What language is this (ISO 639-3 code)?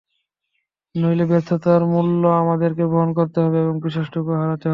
ben